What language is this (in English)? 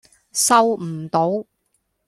Cantonese